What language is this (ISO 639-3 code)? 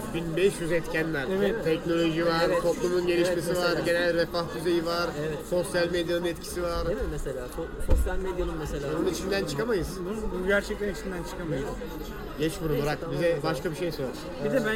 tur